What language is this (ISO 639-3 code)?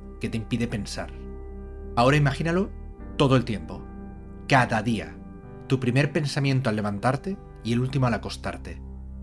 spa